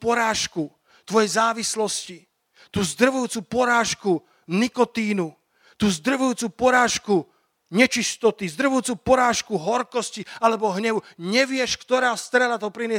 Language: Slovak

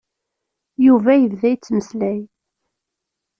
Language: Kabyle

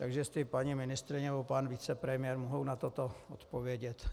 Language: Czech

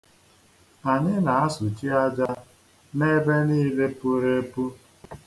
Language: Igbo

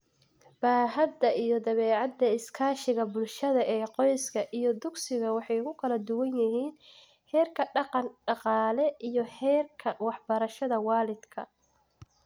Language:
Somali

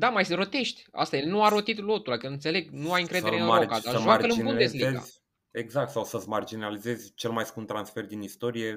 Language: Romanian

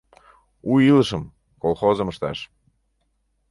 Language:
Mari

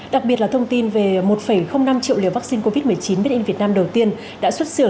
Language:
Vietnamese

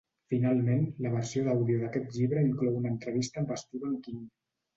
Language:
Catalan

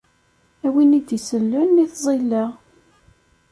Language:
Kabyle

